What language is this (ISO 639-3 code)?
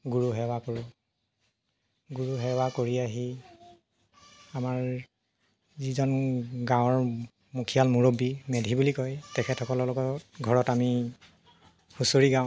asm